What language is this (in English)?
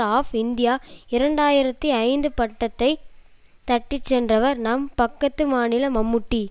Tamil